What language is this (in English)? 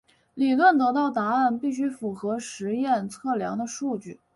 Chinese